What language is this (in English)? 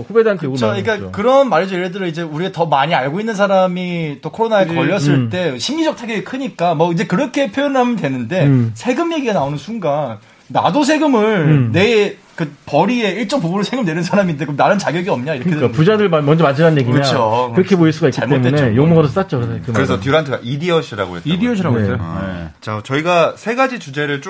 Korean